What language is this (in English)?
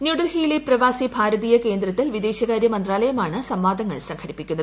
Malayalam